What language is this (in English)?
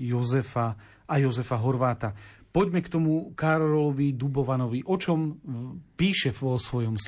Slovak